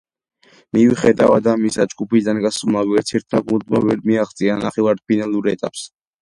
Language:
Georgian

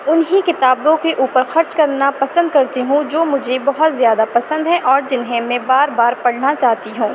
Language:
Urdu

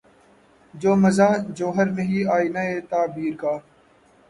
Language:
Urdu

